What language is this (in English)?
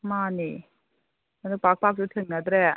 Manipuri